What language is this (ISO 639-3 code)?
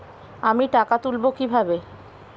ben